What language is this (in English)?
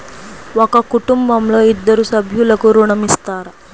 Telugu